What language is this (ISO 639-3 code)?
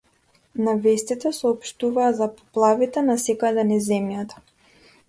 mkd